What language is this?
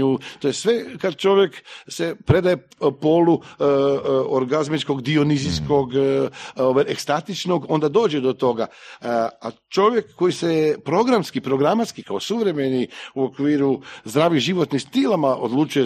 Croatian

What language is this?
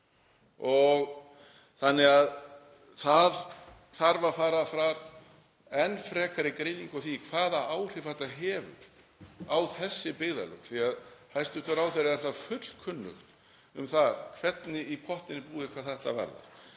Icelandic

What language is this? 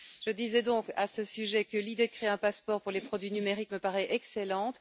French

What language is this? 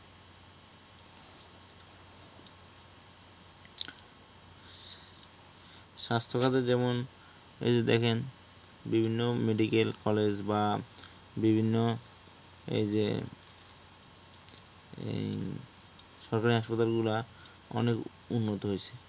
Bangla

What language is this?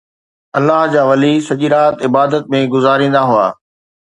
Sindhi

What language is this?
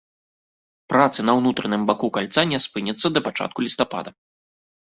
Belarusian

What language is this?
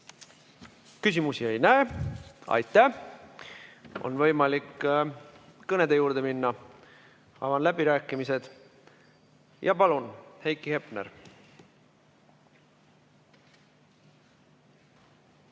Estonian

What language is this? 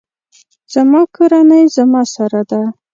Pashto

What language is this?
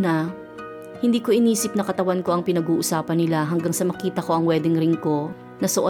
Filipino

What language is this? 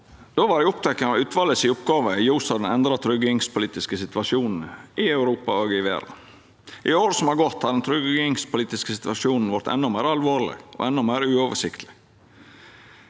Norwegian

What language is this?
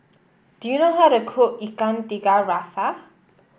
English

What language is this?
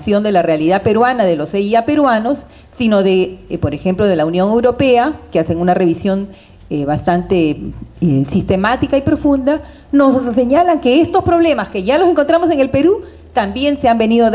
Spanish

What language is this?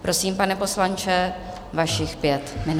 Czech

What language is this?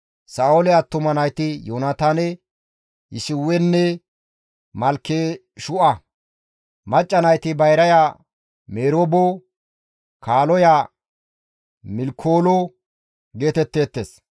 Gamo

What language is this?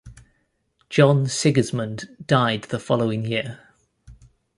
English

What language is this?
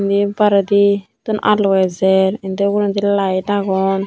Chakma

